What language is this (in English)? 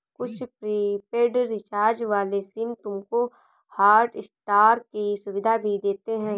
Hindi